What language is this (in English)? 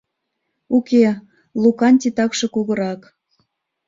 Mari